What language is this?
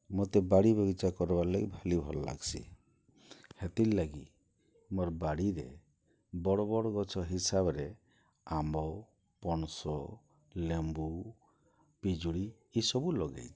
Odia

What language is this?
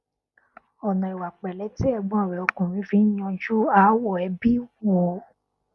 Yoruba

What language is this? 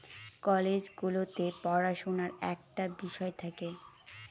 Bangla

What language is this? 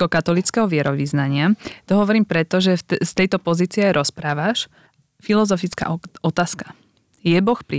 Slovak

